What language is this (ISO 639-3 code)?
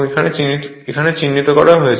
ben